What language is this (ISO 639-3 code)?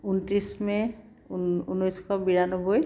asm